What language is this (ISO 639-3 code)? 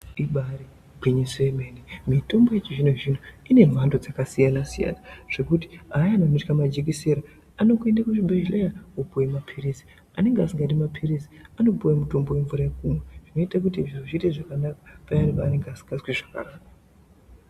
ndc